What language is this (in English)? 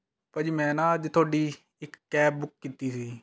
Punjabi